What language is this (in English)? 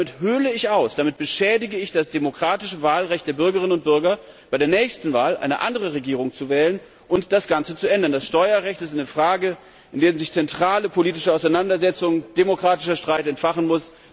German